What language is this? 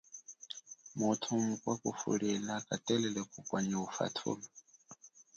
Chokwe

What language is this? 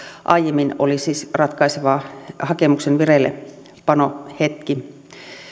Finnish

